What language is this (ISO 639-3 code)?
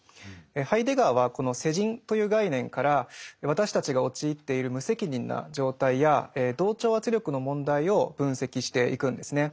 jpn